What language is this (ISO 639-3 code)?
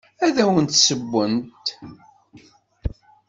kab